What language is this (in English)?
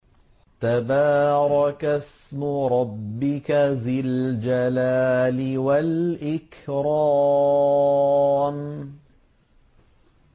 Arabic